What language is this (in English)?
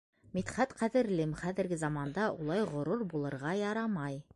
Bashkir